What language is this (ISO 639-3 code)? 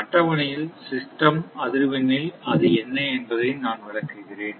tam